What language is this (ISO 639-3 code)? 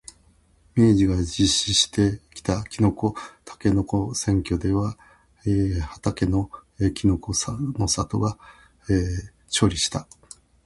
jpn